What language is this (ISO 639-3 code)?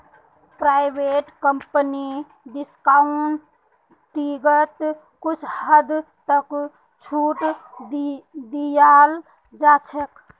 mag